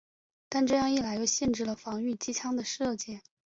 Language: Chinese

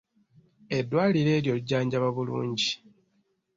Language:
Ganda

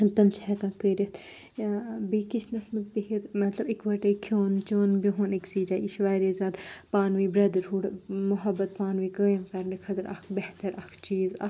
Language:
Kashmiri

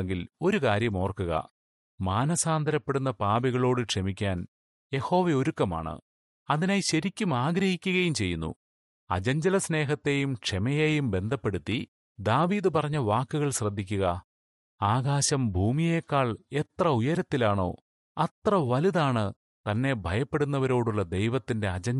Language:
Malayalam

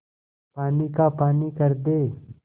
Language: Hindi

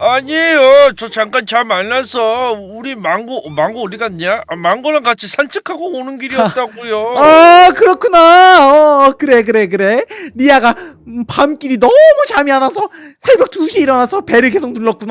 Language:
Korean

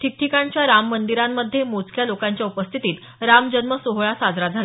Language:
Marathi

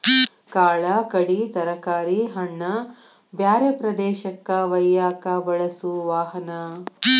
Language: Kannada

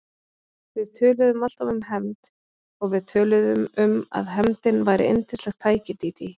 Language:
Icelandic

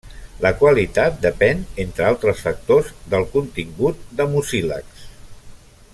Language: Catalan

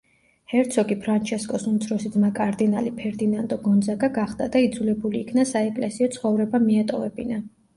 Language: Georgian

